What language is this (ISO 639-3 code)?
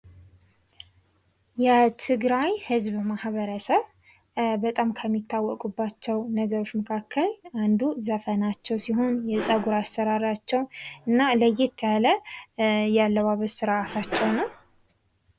amh